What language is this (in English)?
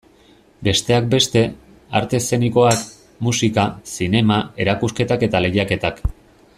Basque